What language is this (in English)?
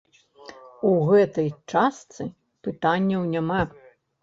Belarusian